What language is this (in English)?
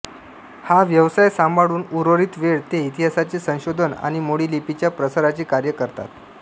Marathi